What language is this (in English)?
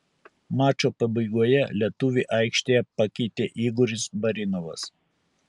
Lithuanian